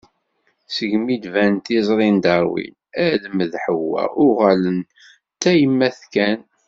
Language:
Kabyle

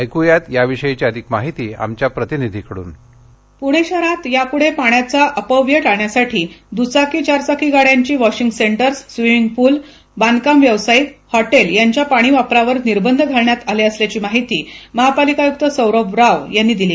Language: Marathi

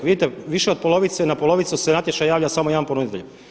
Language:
Croatian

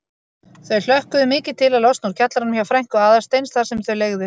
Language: Icelandic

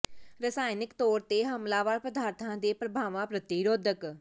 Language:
Punjabi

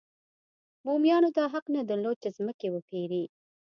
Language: Pashto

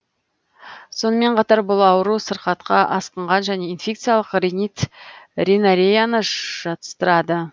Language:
Kazakh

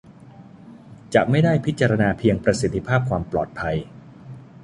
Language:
Thai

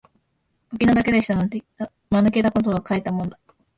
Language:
Japanese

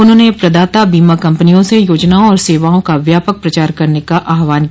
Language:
Hindi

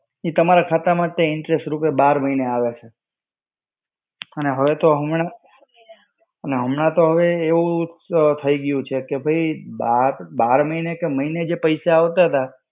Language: Gujarati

